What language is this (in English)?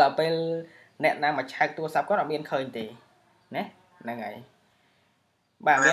Vietnamese